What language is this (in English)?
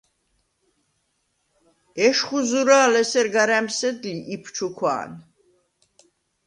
Svan